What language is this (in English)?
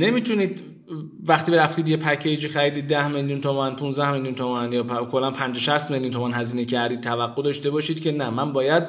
Persian